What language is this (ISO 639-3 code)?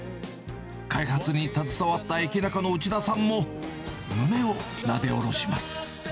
jpn